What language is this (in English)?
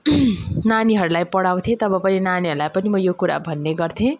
Nepali